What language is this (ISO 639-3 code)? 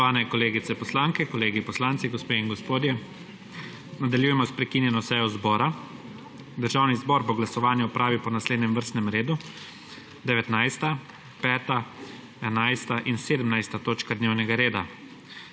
slv